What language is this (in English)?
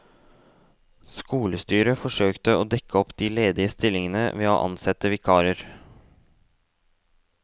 Norwegian